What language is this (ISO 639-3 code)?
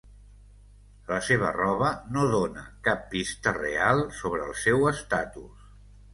cat